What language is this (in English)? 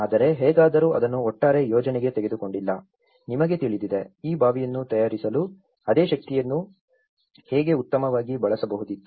Kannada